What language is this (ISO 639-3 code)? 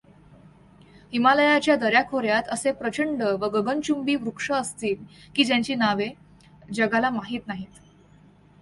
mar